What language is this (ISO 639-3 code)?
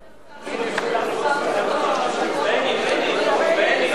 heb